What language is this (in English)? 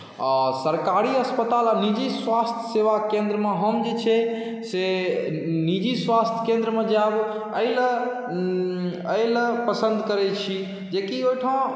Maithili